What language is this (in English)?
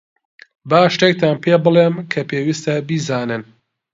Central Kurdish